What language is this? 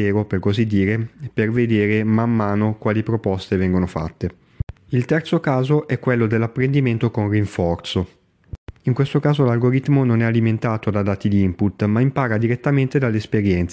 Italian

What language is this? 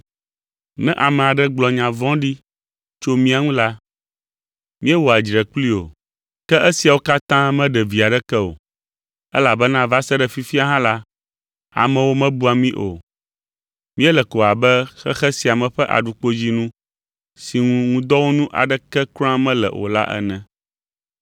Ewe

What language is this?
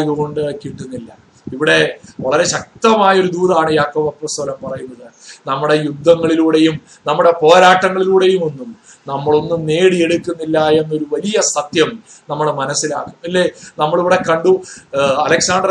Malayalam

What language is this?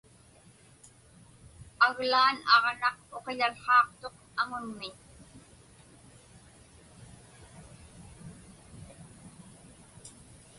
Inupiaq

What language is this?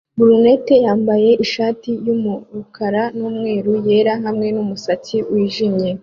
Kinyarwanda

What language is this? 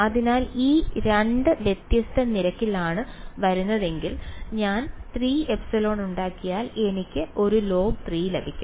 Malayalam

